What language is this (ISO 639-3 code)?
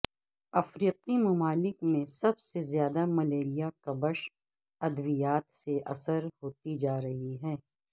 urd